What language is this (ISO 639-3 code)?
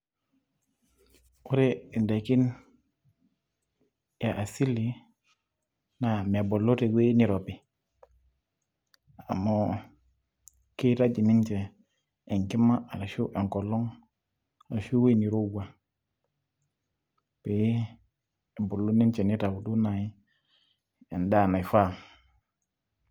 mas